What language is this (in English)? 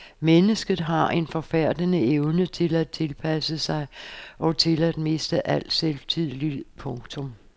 Danish